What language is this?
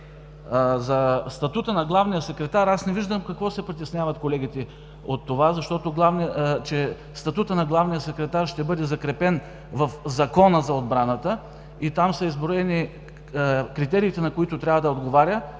Bulgarian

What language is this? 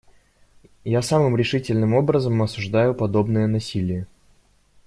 Russian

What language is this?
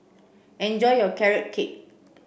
English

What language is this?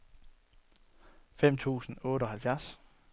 Danish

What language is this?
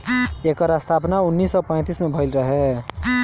Bhojpuri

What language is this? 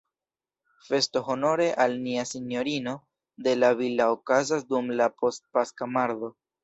Esperanto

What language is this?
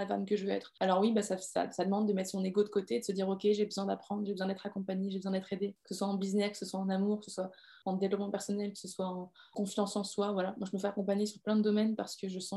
French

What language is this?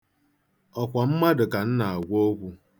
Igbo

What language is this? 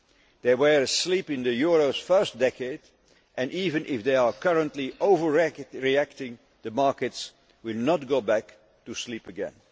English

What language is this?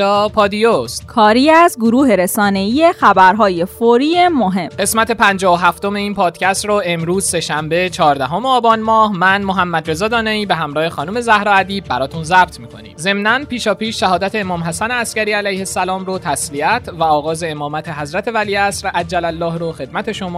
Persian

